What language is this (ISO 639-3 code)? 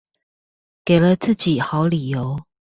zho